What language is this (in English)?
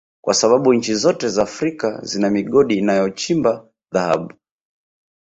Swahili